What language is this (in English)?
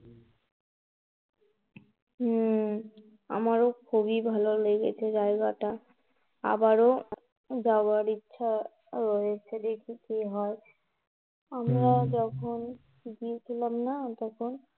Bangla